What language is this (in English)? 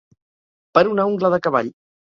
Catalan